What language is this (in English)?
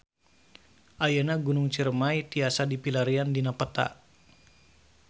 Sundanese